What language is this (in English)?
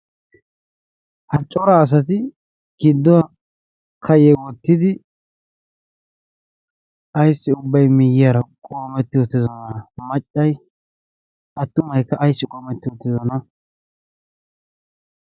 Wolaytta